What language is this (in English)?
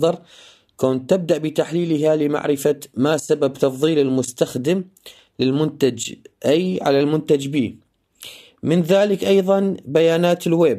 Arabic